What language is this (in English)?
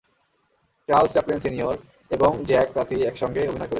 Bangla